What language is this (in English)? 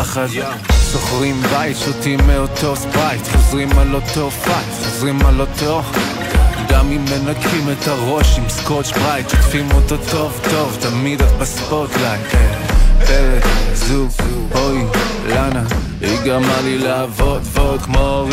Hebrew